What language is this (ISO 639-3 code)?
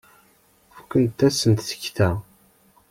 kab